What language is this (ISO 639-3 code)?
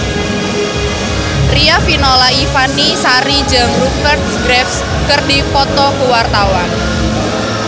sun